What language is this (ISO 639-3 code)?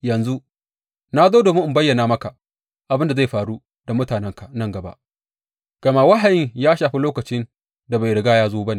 hau